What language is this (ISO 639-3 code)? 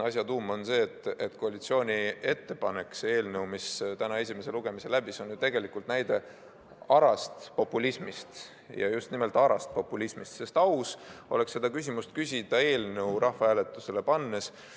est